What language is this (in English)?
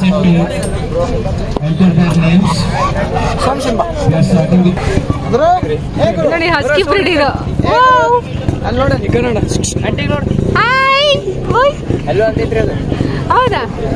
Kannada